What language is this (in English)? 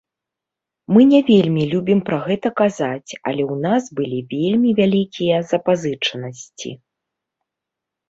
Belarusian